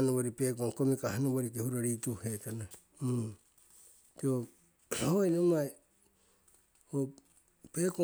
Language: Siwai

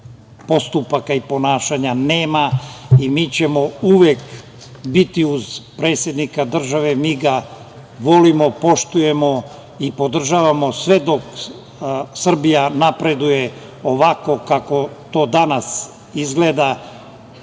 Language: Serbian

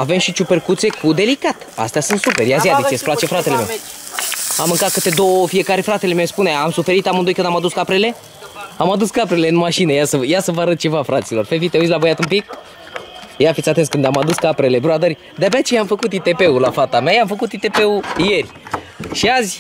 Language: Romanian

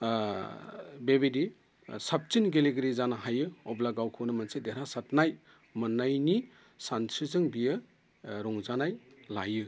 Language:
Bodo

